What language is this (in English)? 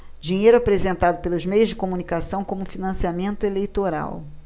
Portuguese